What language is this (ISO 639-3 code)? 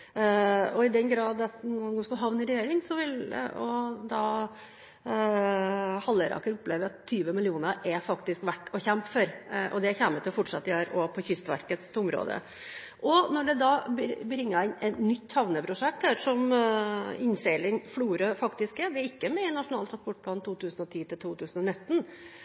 nob